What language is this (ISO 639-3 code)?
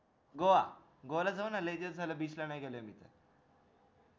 mar